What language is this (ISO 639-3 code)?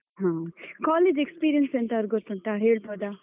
kan